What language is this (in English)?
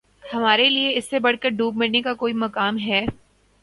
Urdu